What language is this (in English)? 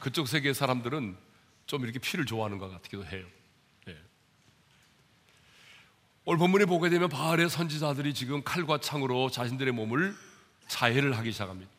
Korean